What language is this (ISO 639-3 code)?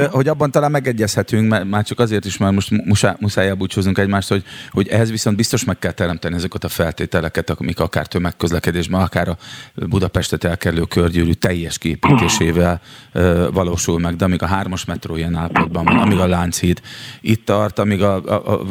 hun